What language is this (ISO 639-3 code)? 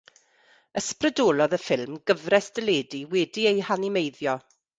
cym